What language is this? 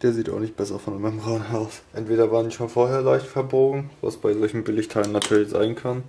German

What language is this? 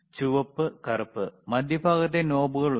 Malayalam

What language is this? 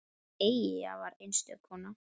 Icelandic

